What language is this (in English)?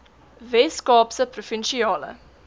Afrikaans